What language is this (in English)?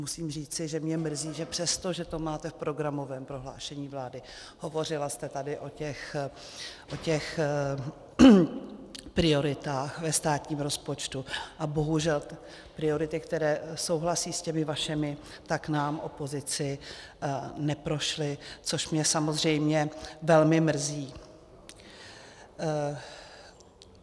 Czech